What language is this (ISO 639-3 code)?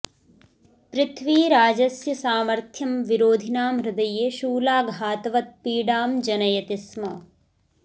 san